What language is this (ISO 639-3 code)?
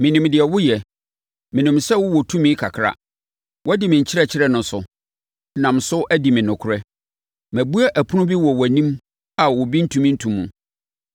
aka